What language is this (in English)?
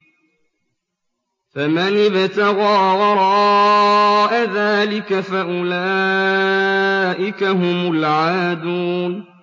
Arabic